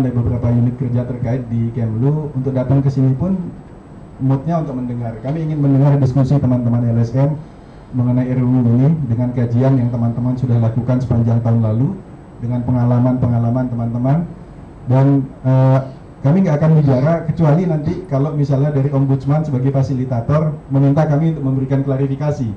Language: Indonesian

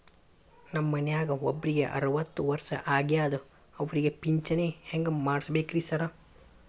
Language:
Kannada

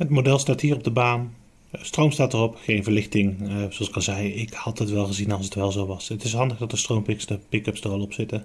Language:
Dutch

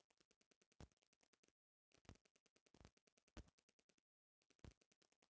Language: Bhojpuri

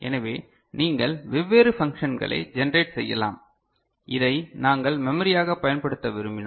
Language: Tamil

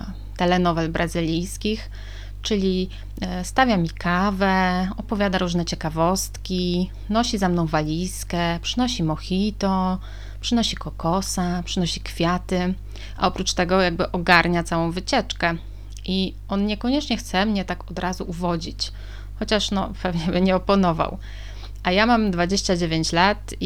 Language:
Polish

